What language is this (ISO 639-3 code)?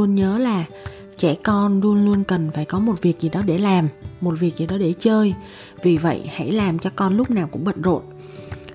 vie